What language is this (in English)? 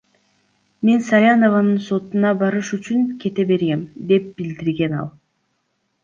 Kyrgyz